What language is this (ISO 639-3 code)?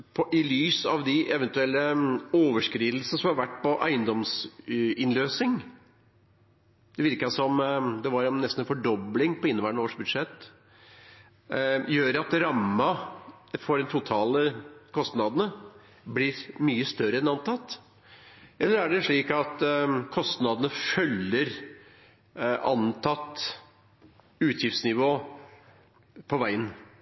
nor